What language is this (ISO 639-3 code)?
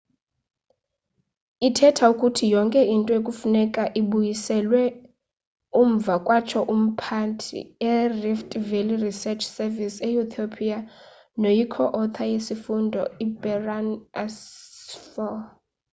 xho